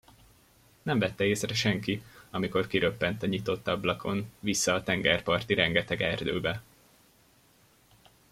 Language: Hungarian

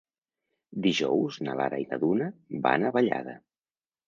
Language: Catalan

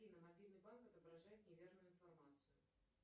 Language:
Russian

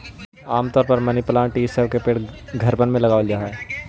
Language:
Magahi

